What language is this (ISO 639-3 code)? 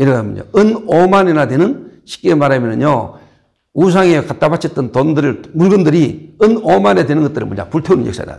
kor